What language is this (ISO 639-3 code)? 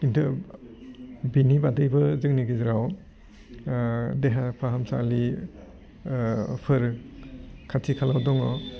brx